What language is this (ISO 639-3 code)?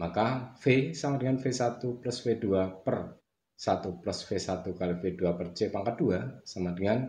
ind